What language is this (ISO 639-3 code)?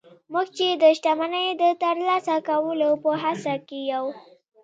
pus